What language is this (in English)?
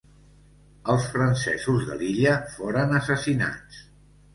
Catalan